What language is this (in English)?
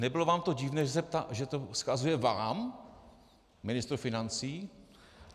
Czech